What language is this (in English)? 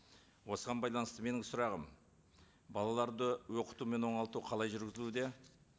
Kazakh